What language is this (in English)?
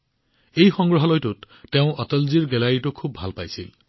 Assamese